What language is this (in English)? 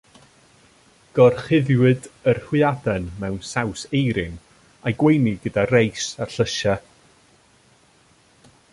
Welsh